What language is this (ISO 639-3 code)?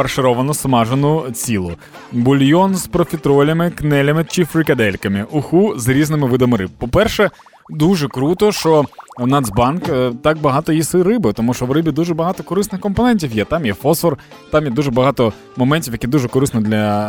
ukr